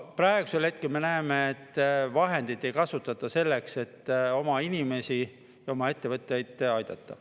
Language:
Estonian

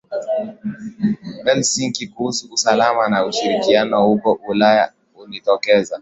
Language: Swahili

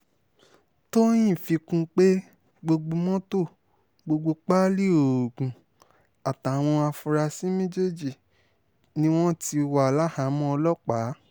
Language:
Yoruba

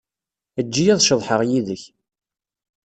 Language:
Kabyle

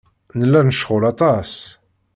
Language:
Kabyle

